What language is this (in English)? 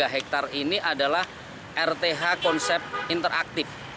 Indonesian